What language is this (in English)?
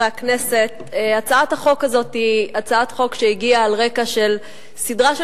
Hebrew